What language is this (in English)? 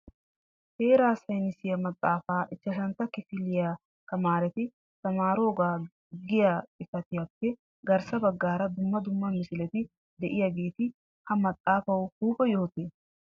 Wolaytta